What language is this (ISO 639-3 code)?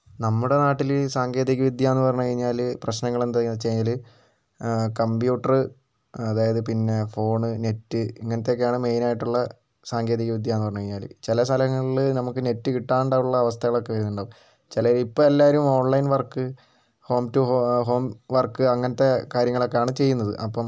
mal